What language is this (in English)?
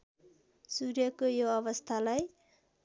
Nepali